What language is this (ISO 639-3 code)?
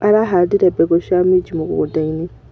kik